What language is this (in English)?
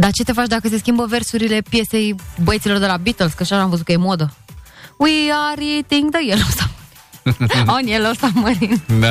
Romanian